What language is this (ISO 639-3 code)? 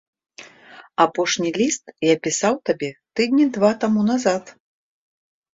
bel